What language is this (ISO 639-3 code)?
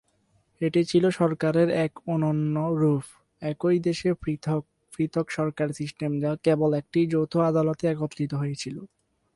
ben